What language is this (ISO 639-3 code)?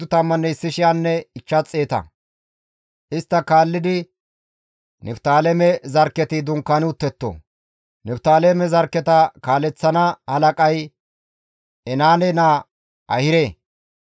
gmv